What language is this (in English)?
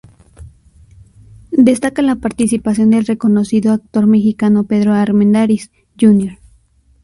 Spanish